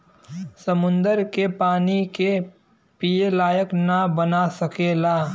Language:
Bhojpuri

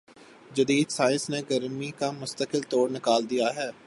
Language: Urdu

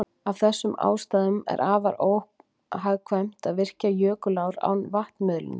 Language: Icelandic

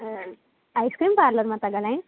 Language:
Sindhi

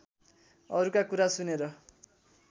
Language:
Nepali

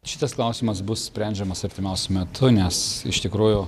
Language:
Lithuanian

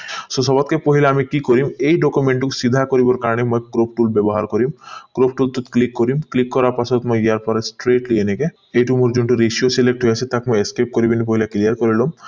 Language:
Assamese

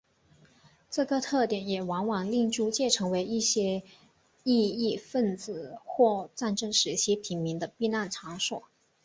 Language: Chinese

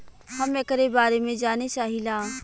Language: Bhojpuri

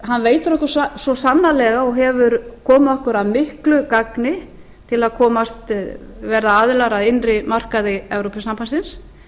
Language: Icelandic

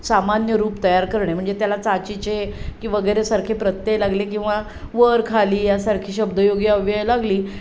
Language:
Marathi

